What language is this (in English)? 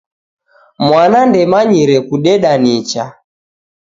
Taita